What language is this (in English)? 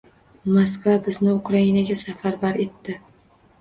Uzbek